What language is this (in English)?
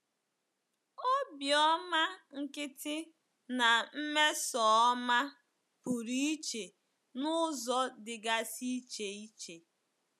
Igbo